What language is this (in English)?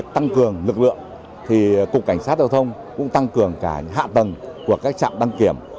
Vietnamese